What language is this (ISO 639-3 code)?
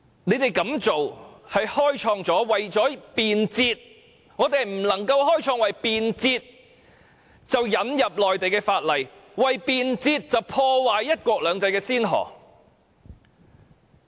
yue